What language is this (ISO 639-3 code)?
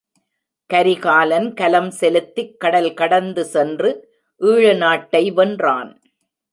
tam